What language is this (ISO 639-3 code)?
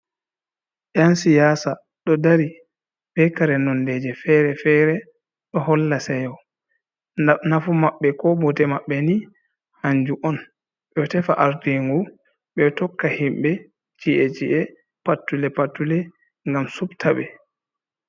ful